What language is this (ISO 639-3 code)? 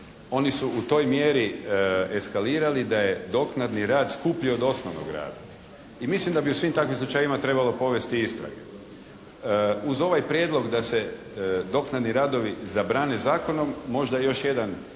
hrv